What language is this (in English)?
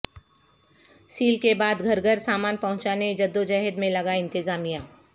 Urdu